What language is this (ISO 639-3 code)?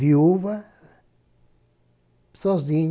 por